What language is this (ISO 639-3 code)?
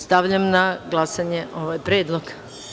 srp